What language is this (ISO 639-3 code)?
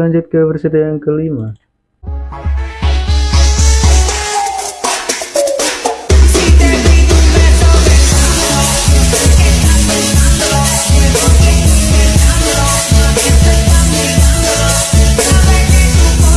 ind